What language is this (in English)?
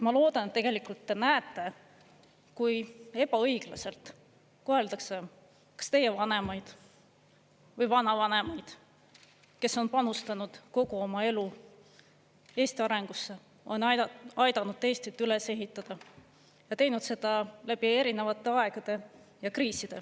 Estonian